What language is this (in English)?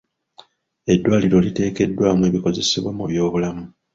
Ganda